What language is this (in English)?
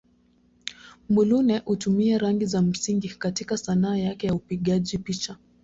Swahili